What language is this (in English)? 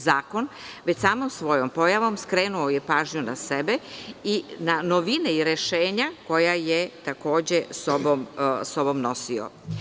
Serbian